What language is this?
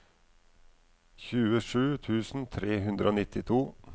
Norwegian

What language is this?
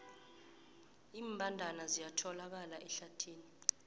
South Ndebele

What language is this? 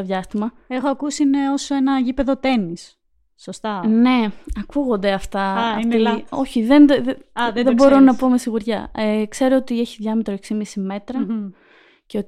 Greek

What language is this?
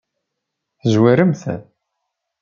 Kabyle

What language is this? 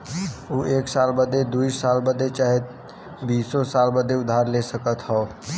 Bhojpuri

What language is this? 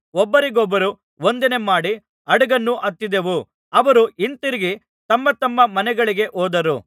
Kannada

